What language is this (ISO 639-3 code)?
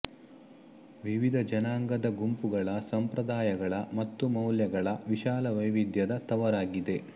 kan